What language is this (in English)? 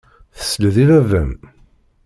Kabyle